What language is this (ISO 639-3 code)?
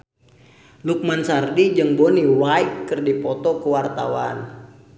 sun